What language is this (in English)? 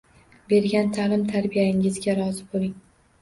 Uzbek